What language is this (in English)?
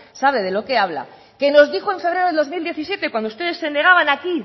Spanish